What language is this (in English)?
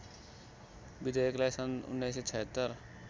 Nepali